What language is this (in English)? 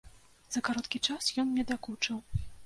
Belarusian